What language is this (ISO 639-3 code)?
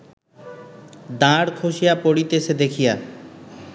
ben